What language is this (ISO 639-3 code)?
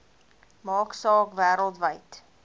afr